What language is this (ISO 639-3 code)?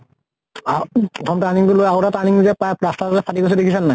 asm